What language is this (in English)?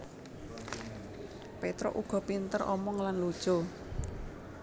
Javanese